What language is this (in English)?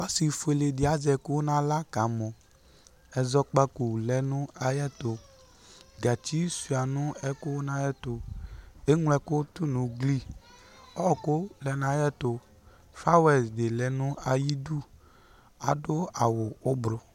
Ikposo